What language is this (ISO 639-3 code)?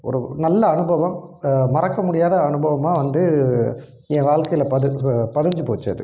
tam